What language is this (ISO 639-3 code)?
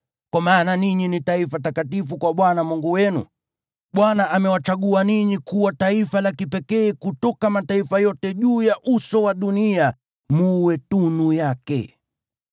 swa